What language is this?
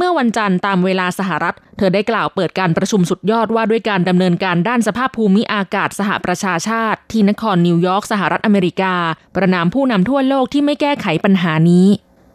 Thai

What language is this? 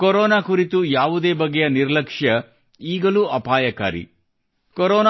Kannada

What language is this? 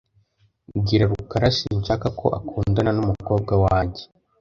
Kinyarwanda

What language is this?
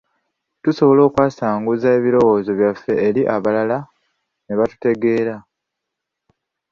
Ganda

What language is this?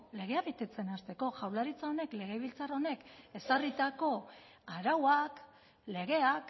Basque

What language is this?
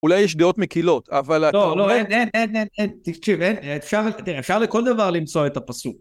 Hebrew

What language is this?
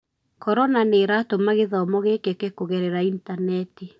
Kikuyu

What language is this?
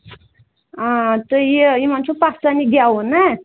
Kashmiri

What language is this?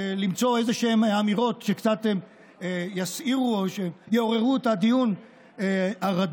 Hebrew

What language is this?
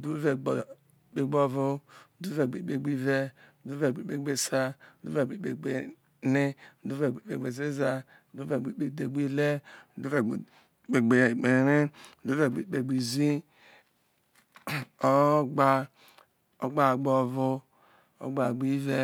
Isoko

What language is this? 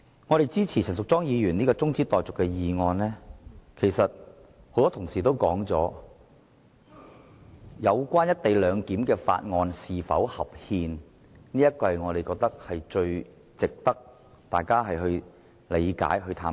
Cantonese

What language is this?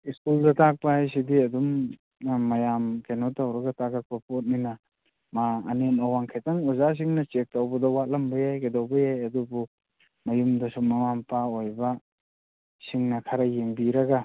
Manipuri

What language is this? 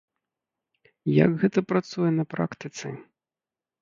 Belarusian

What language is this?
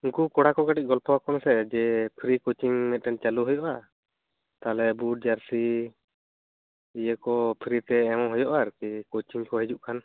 Santali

